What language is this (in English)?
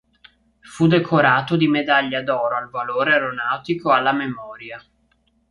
Italian